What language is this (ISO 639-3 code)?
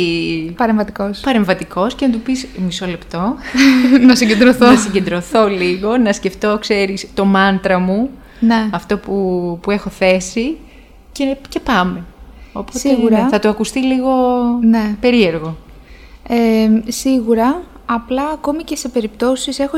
ell